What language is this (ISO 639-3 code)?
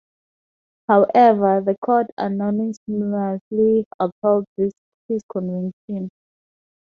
eng